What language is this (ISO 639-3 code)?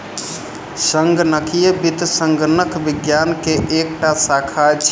mai